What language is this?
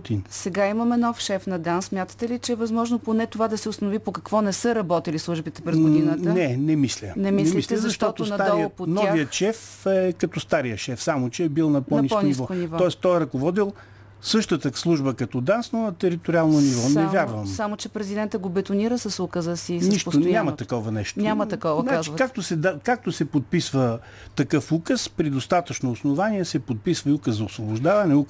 Bulgarian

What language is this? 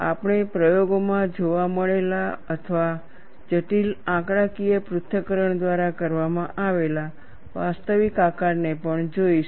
Gujarati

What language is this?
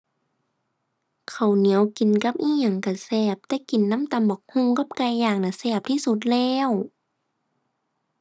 Thai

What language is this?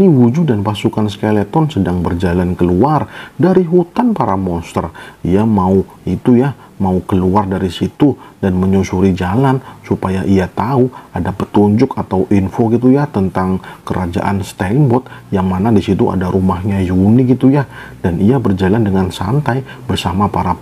Indonesian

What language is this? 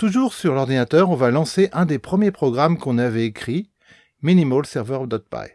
French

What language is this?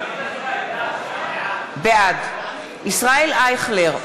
Hebrew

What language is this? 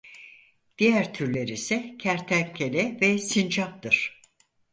Turkish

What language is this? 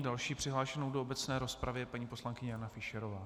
Czech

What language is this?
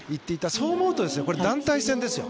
Japanese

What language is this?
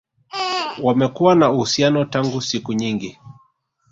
Swahili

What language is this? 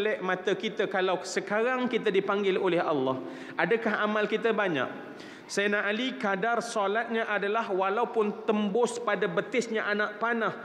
Malay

